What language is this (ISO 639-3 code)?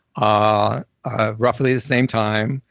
eng